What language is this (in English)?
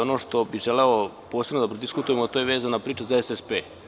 Serbian